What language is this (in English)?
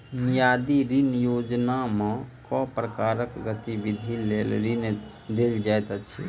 Maithili